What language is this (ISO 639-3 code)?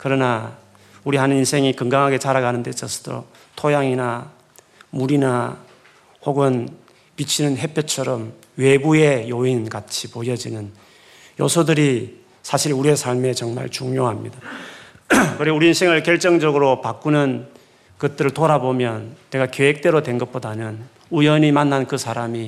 kor